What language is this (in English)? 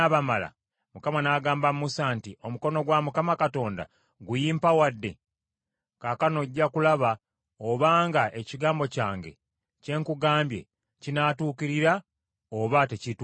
Ganda